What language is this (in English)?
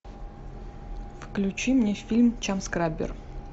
Russian